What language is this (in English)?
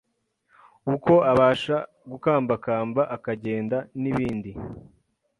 Kinyarwanda